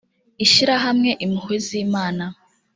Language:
Kinyarwanda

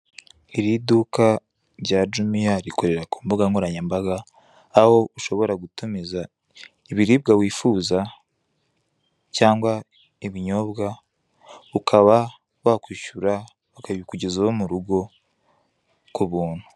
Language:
Kinyarwanda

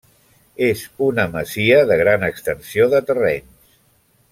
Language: Catalan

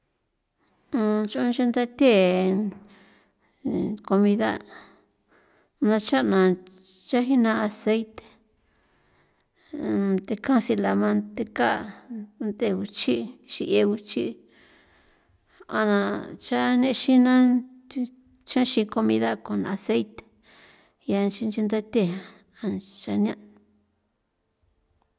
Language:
San Felipe Otlaltepec Popoloca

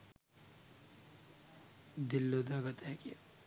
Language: Sinhala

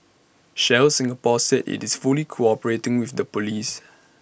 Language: English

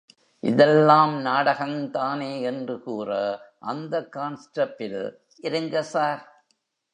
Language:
Tamil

